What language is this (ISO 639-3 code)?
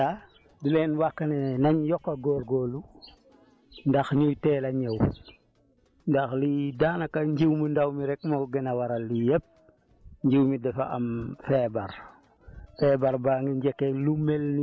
wol